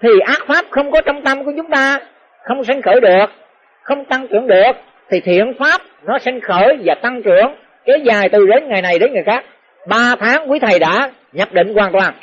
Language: Vietnamese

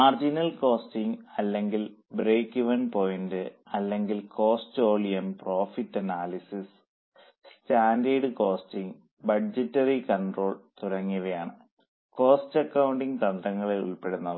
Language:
Malayalam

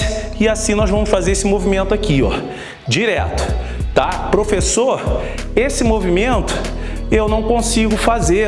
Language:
Portuguese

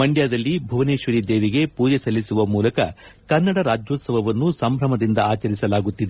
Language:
Kannada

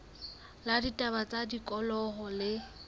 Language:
Southern Sotho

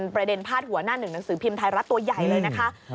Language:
Thai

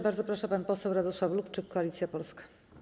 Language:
Polish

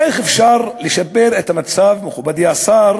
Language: Hebrew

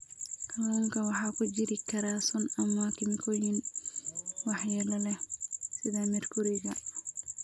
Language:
Somali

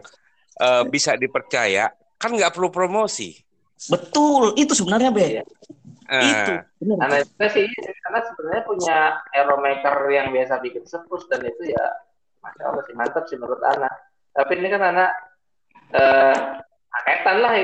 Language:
Indonesian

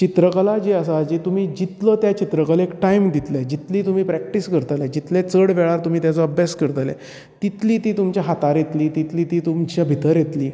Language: Konkani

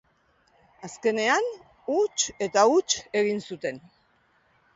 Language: Basque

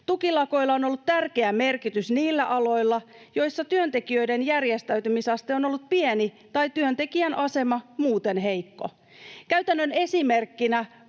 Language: Finnish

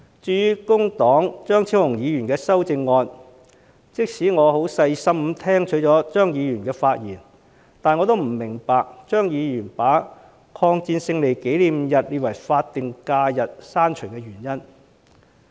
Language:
Cantonese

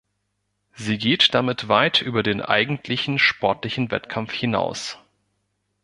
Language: German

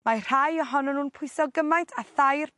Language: Welsh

